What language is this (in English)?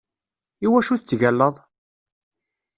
Kabyle